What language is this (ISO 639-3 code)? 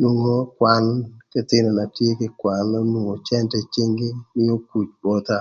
lth